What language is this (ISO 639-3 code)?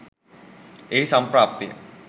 sin